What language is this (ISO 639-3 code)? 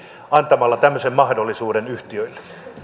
fin